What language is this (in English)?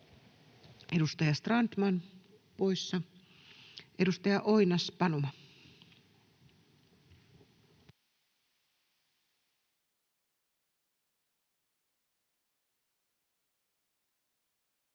Finnish